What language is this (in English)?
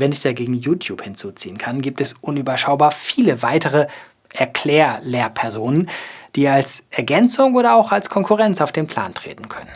German